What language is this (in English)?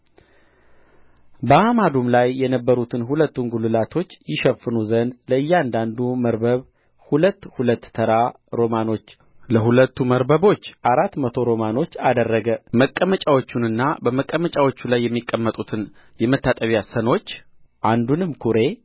Amharic